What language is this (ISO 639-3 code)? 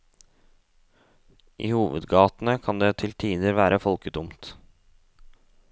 nor